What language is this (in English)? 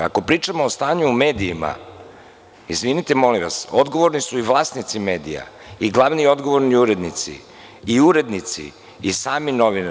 Serbian